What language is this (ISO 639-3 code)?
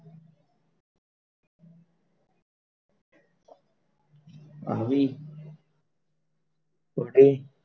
guj